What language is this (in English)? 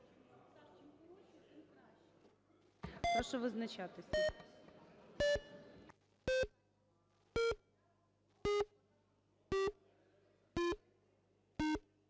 Ukrainian